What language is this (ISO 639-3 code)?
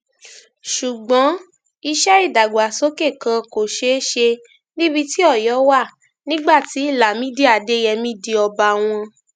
yor